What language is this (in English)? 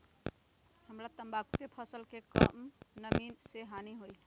Magahi